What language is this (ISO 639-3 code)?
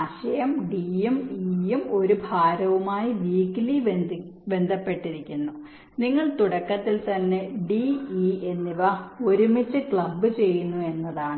mal